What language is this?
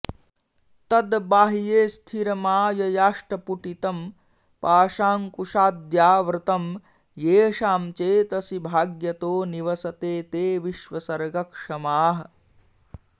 Sanskrit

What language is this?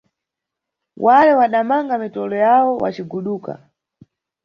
Nyungwe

